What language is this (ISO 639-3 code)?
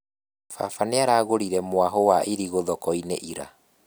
kik